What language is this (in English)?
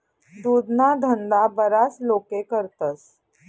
Marathi